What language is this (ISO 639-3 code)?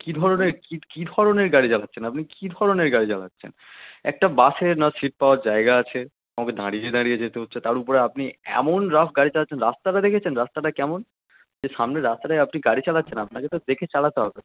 ben